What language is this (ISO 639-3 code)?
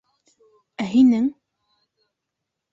bak